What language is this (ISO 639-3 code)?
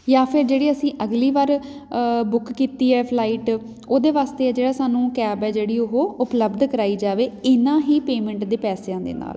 pan